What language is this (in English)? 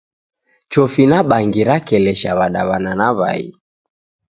Taita